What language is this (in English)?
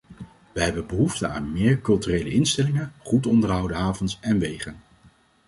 Dutch